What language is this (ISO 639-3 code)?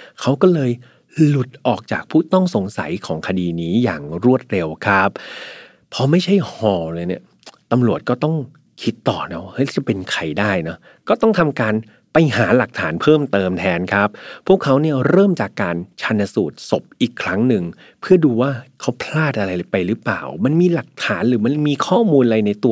tha